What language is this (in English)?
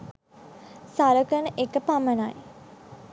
Sinhala